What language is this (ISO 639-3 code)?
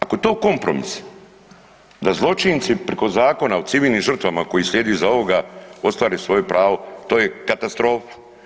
hrv